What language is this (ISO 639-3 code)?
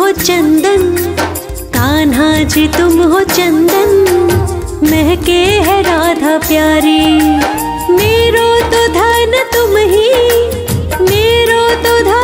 hin